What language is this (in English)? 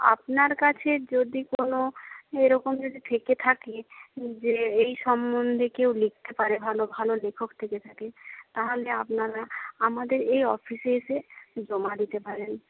Bangla